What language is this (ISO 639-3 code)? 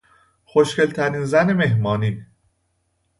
fas